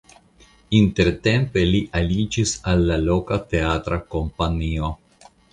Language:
Esperanto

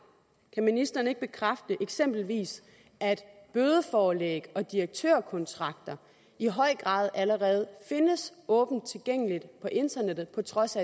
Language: Danish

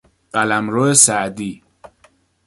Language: Persian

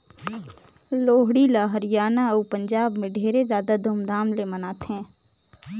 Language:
Chhattisgarhi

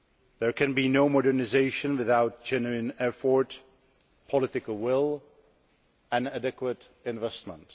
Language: English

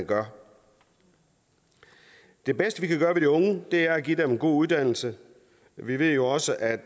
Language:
Danish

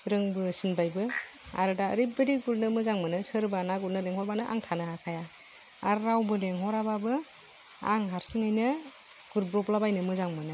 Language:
Bodo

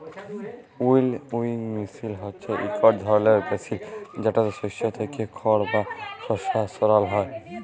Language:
Bangla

